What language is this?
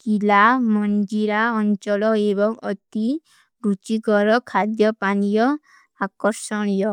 Kui (India)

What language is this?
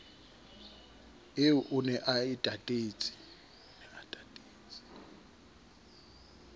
Southern Sotho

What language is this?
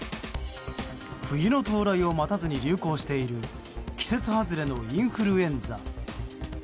Japanese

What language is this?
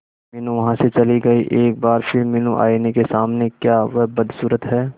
Hindi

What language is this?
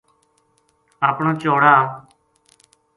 Gujari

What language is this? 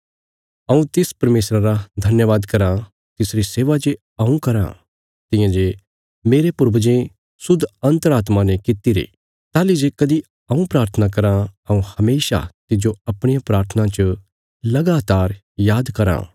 Bilaspuri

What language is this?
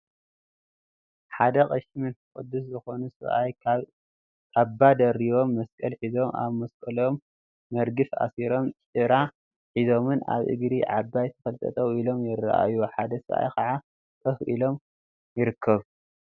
Tigrinya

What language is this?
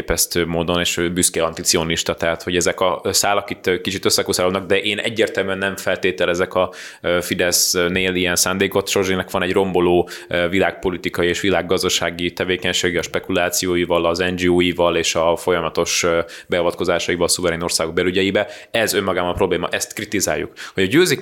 Hungarian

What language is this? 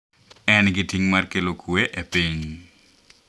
Luo (Kenya and Tanzania)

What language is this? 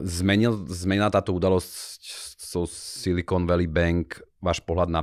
Slovak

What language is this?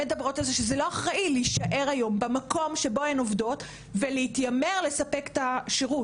Hebrew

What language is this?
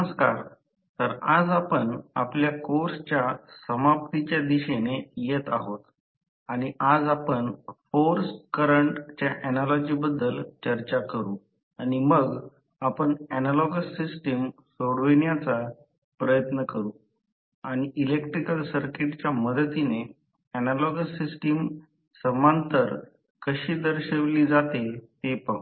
Marathi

